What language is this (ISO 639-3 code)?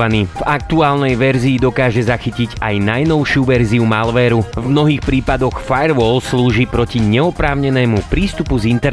slk